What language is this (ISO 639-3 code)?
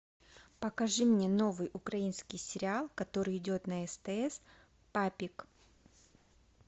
rus